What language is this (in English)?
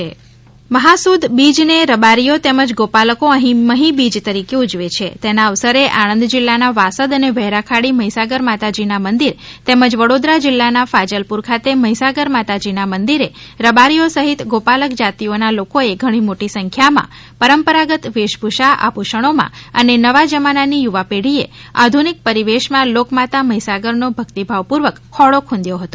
Gujarati